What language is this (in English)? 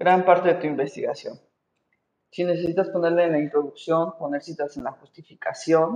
Spanish